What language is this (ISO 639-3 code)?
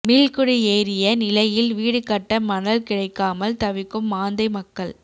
tam